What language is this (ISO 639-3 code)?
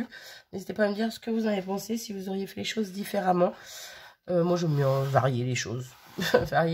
fra